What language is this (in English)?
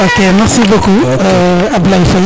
Serer